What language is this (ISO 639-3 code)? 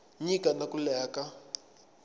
tso